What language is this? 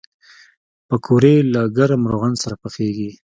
Pashto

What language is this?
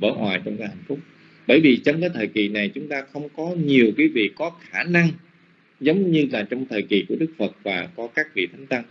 Vietnamese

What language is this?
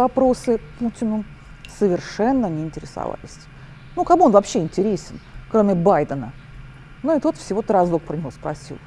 Russian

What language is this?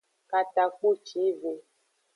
Aja (Benin)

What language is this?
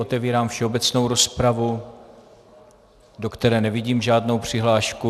Czech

